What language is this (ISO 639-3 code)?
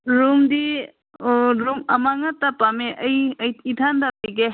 mni